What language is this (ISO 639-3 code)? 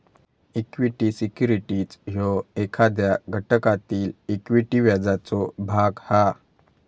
mar